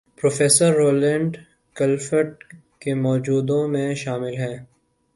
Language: Urdu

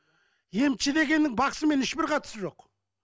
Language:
Kazakh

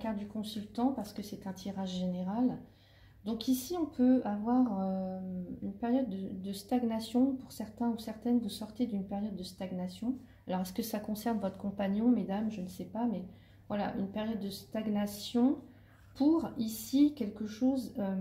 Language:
French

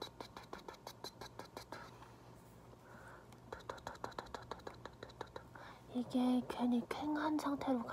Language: Korean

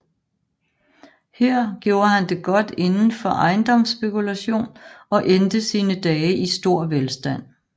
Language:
Danish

